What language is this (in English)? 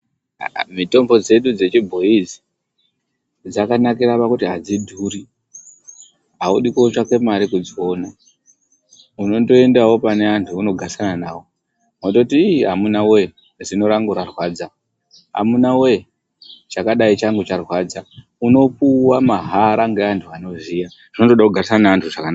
Ndau